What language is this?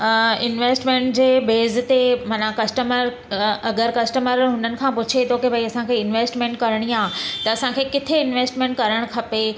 Sindhi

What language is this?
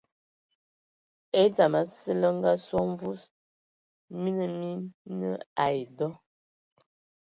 Ewondo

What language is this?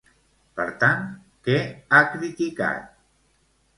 Catalan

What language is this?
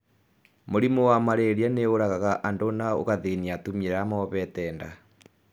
Kikuyu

